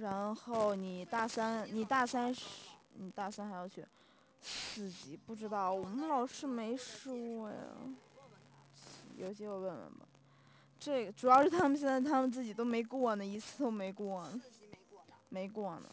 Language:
Chinese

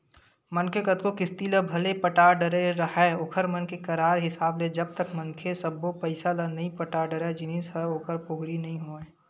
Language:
Chhattisgarhi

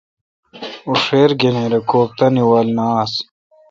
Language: Kalkoti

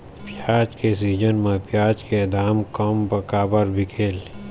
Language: Chhattisgarhi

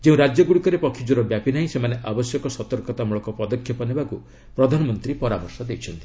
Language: Odia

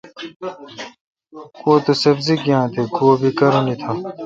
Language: Kalkoti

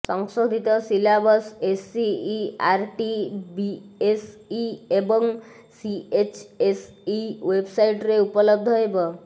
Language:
Odia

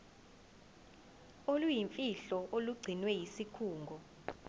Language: Zulu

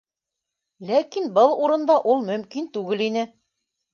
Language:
Bashkir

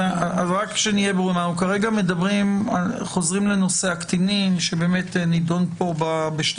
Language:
Hebrew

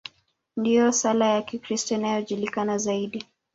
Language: Swahili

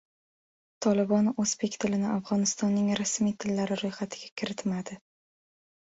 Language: Uzbek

